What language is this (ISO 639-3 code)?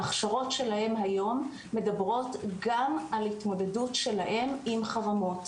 heb